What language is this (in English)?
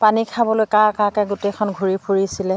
Assamese